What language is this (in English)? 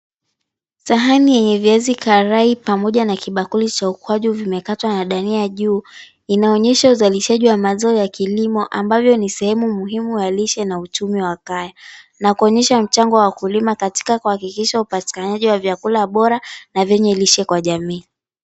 Swahili